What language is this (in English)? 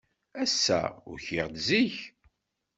Kabyle